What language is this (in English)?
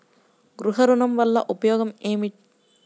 Telugu